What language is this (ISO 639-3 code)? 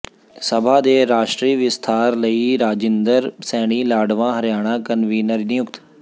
pan